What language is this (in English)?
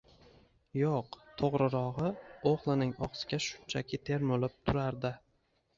Uzbek